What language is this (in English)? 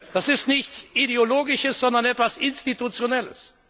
German